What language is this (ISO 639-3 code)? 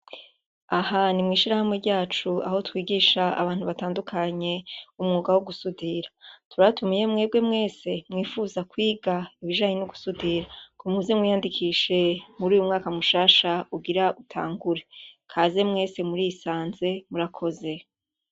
run